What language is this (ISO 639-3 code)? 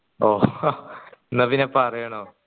mal